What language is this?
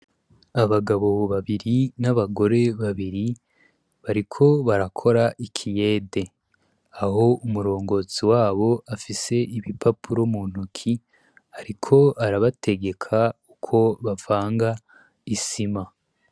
Rundi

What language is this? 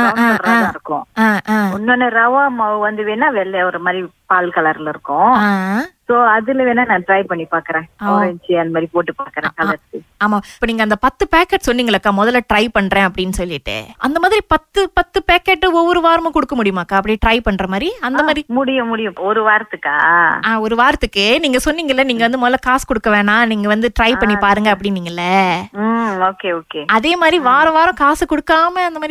Tamil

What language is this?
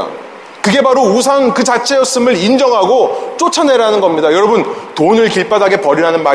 Korean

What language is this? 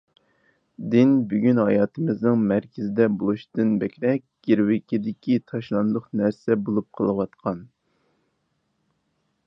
Uyghur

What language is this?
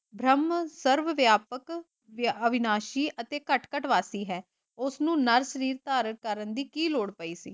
Punjabi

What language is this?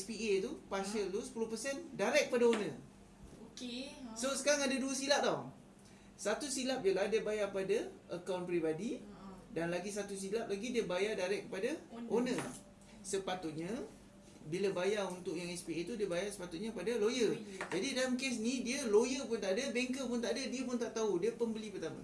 Malay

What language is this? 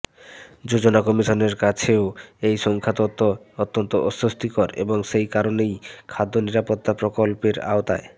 Bangla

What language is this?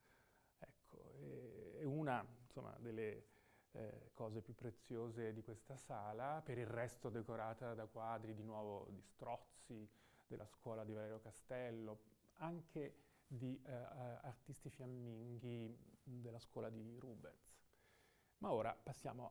Italian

